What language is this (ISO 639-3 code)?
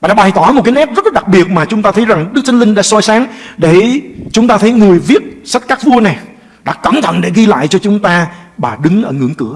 vie